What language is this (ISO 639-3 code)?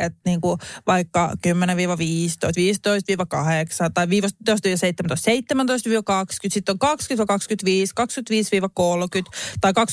fin